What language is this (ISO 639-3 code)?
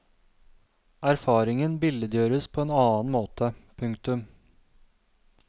nor